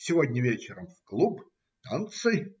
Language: Russian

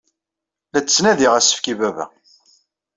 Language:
Kabyle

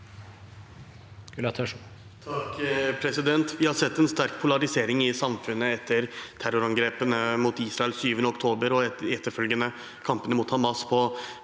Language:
Norwegian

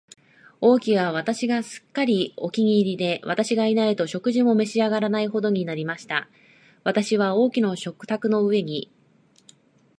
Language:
Japanese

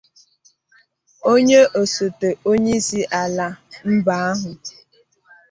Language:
Igbo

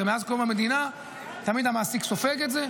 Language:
Hebrew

